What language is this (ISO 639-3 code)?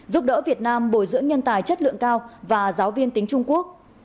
vie